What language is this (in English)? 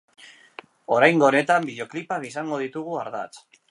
Basque